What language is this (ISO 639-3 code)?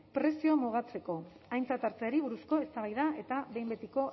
eus